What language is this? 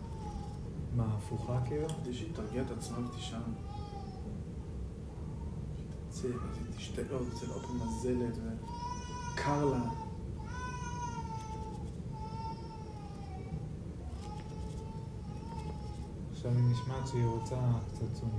Hebrew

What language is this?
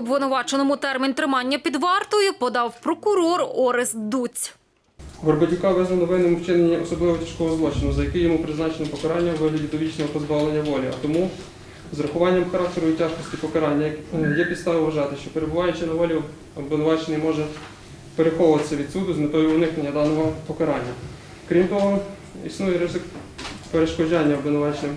Ukrainian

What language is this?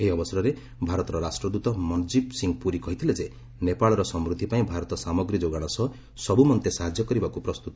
Odia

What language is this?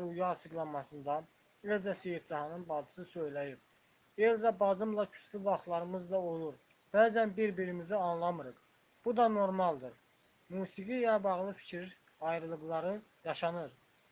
Turkish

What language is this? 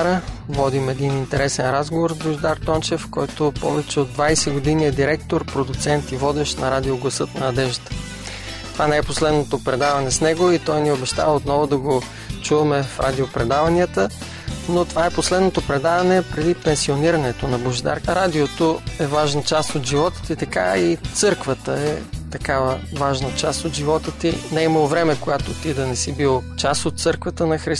Bulgarian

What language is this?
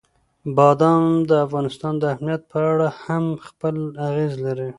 Pashto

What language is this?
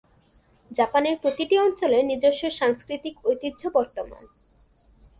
Bangla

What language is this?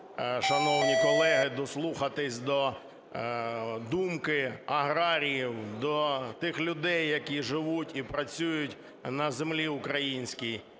Ukrainian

